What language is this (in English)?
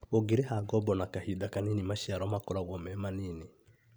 Kikuyu